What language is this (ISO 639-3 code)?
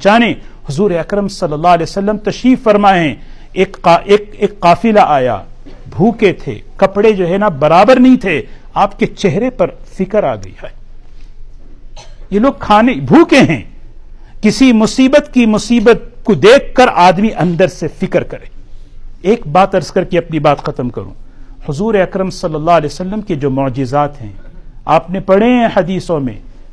urd